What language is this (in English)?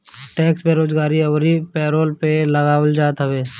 Bhojpuri